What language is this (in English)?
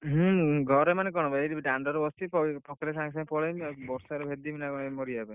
Odia